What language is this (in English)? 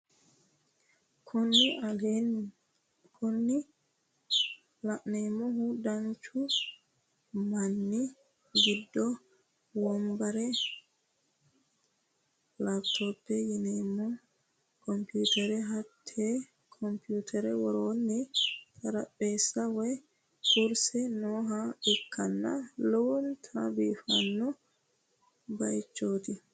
Sidamo